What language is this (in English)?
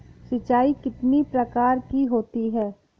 Hindi